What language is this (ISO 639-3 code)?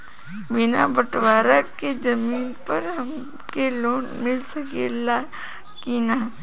bho